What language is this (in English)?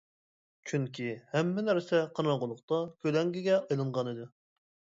Uyghur